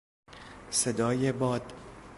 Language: Persian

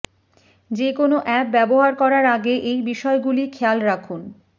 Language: Bangla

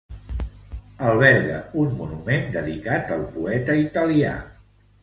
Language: Catalan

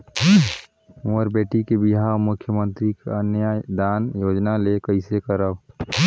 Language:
Chhattisgarhi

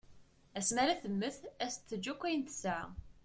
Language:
Kabyle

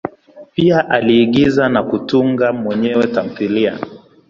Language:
Swahili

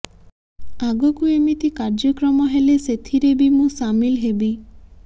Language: Odia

